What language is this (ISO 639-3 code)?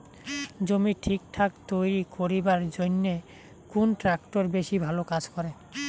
ben